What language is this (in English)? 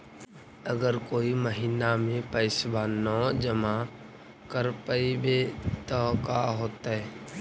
Magahi